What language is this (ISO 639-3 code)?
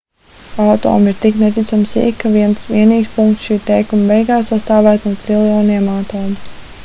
lav